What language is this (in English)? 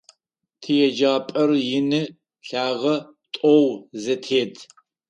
Adyghe